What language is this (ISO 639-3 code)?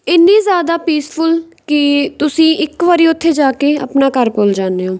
pan